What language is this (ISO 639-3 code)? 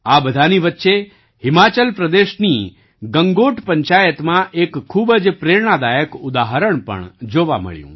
guj